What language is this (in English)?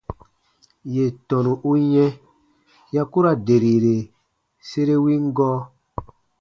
Baatonum